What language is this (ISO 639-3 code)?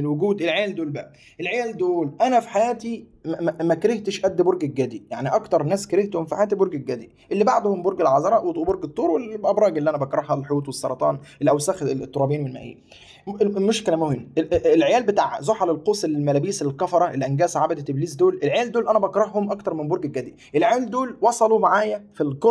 ara